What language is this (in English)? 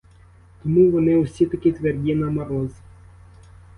Ukrainian